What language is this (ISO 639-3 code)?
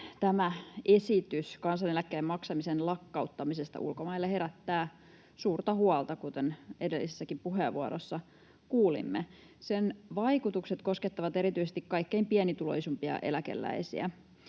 fin